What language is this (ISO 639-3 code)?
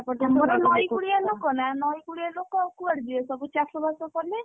ori